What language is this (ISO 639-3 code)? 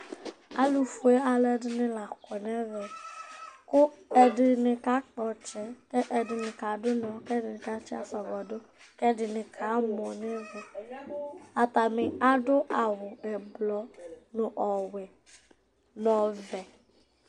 kpo